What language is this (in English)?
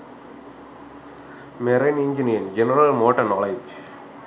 Sinhala